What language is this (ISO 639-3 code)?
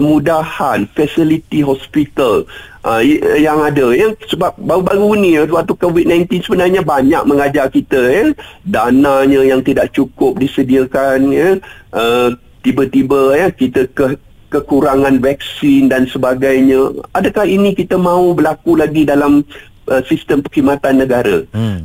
msa